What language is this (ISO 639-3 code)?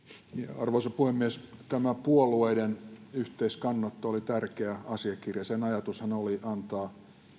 fin